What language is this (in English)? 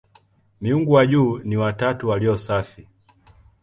Swahili